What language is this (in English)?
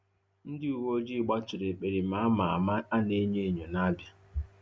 Igbo